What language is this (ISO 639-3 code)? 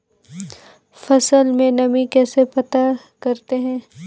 hin